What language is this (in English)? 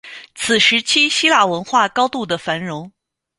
Chinese